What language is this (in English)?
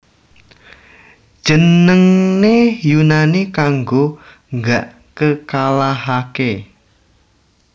Javanese